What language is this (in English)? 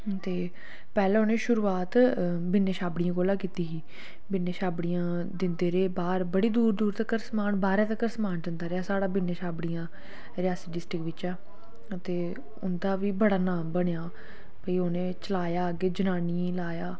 Dogri